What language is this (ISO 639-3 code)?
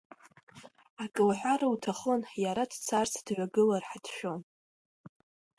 abk